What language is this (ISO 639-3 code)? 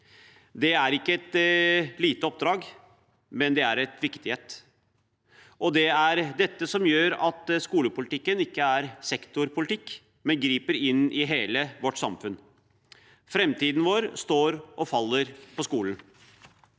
nor